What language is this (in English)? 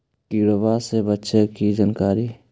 Magahi